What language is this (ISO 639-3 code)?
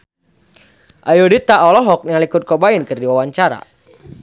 sun